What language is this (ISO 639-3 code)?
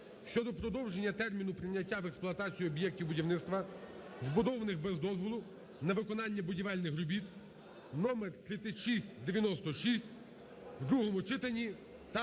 ukr